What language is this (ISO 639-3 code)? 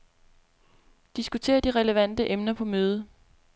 dan